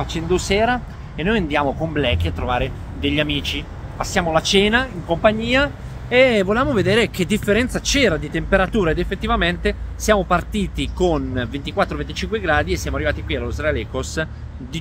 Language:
Italian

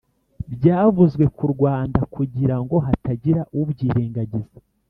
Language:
Kinyarwanda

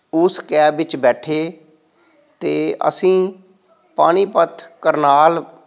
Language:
Punjabi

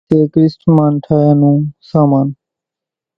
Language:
Kachi Koli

